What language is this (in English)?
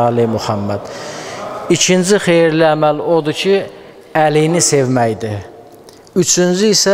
Turkish